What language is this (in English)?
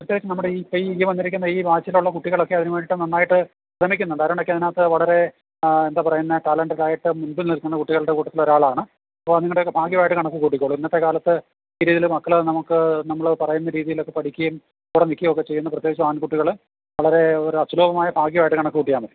Malayalam